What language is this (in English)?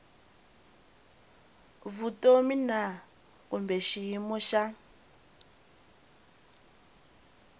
Tsonga